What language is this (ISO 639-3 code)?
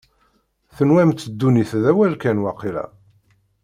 kab